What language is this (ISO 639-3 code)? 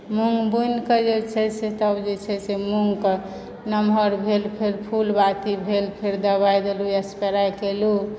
mai